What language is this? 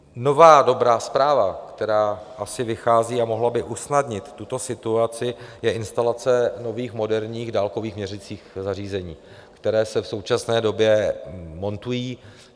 Czech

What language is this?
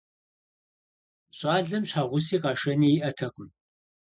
Kabardian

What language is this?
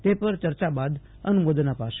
Gujarati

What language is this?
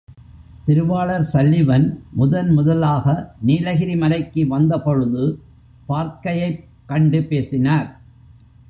Tamil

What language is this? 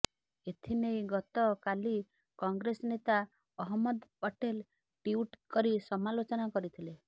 Odia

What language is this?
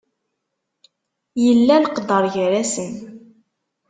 Kabyle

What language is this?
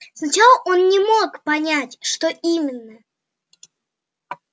Russian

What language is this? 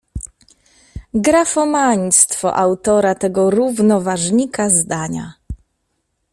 Polish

